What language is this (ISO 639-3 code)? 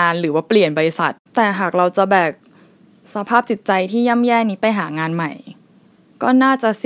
tha